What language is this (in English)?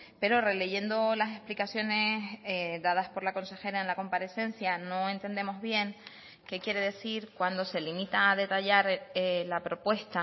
Spanish